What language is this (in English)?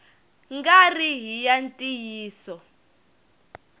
Tsonga